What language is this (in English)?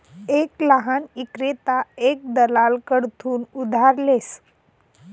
Marathi